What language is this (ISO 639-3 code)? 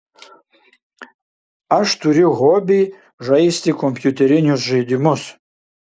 lit